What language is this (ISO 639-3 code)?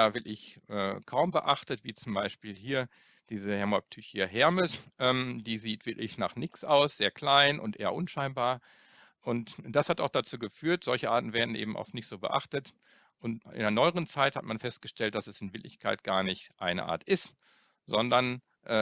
deu